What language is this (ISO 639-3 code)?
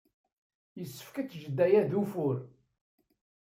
kab